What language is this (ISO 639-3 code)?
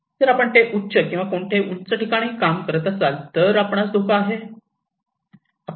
mar